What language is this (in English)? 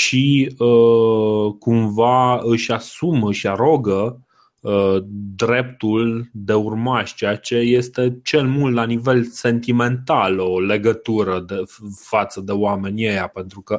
Romanian